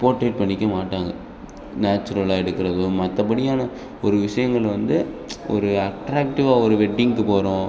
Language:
Tamil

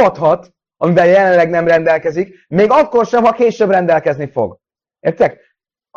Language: Hungarian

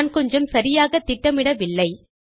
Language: Tamil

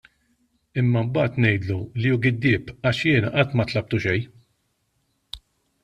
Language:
Maltese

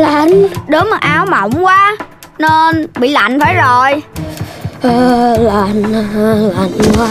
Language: Vietnamese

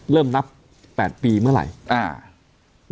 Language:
Thai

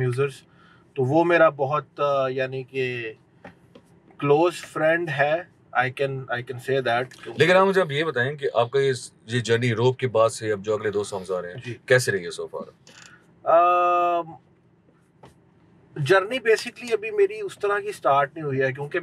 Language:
Hindi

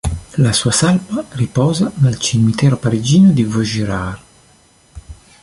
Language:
Italian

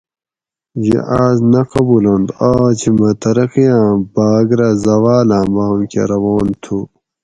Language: Gawri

